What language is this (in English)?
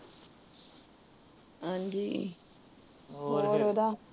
Punjabi